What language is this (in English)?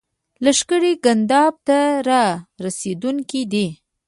Pashto